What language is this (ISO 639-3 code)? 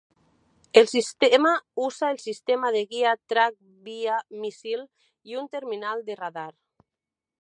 spa